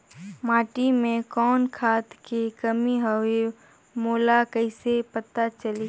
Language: Chhattisgarhi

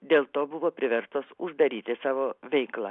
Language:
Lithuanian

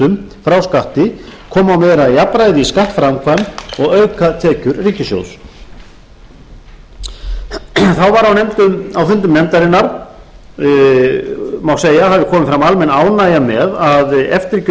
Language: Icelandic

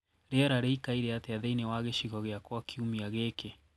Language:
Kikuyu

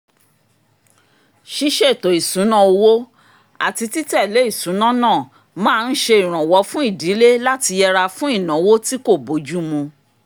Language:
Yoruba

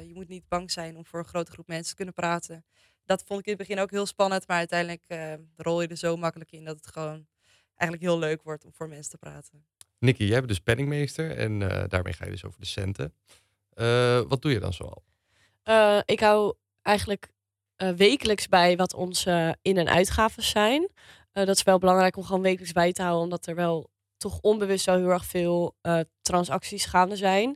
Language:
Dutch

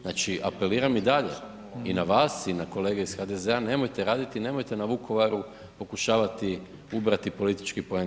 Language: Croatian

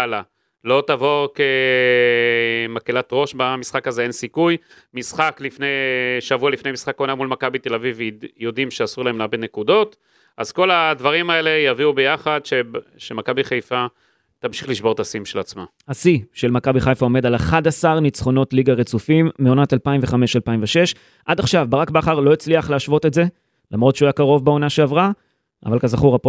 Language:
Hebrew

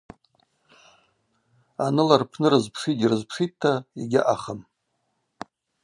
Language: Abaza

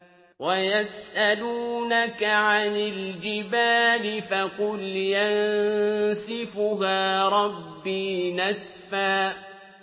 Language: Arabic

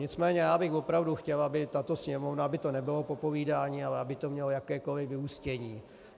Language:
Czech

